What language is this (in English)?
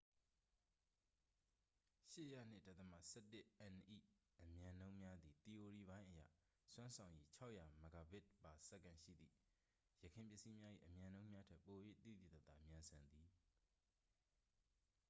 Burmese